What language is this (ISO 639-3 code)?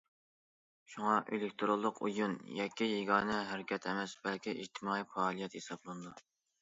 uig